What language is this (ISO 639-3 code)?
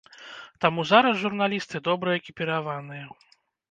bel